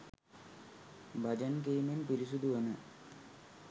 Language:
Sinhala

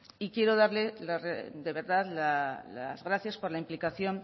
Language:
Spanish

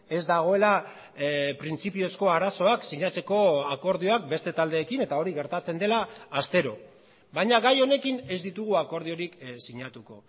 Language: Basque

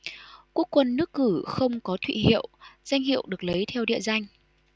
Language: Vietnamese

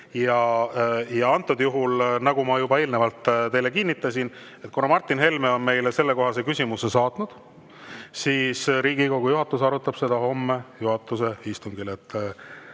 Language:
Estonian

